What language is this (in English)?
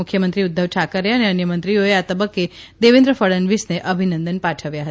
Gujarati